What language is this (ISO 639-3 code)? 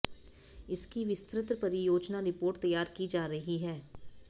hin